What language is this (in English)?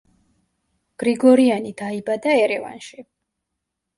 Georgian